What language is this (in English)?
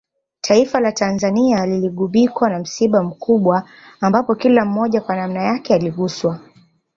Swahili